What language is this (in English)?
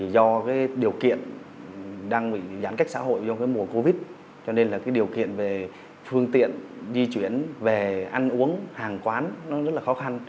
Vietnamese